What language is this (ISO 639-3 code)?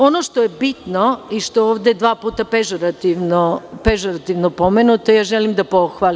srp